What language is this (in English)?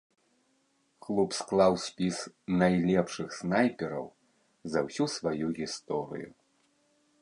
Belarusian